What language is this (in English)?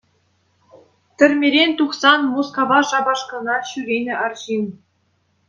Chuvash